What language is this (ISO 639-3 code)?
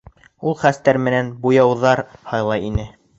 bak